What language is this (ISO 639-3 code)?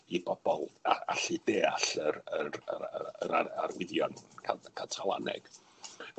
cym